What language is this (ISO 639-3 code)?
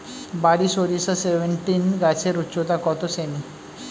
ben